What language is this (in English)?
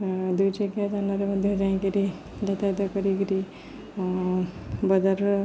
Odia